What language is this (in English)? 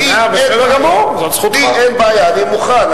Hebrew